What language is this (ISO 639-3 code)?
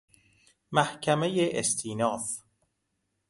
fas